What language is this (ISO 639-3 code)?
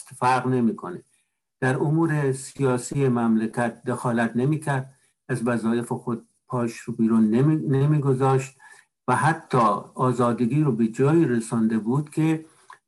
fas